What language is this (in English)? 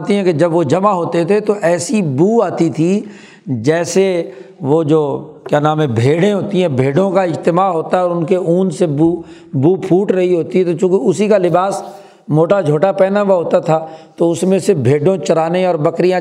Urdu